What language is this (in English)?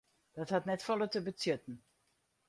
Western Frisian